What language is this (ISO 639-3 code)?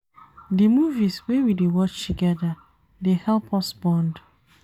pcm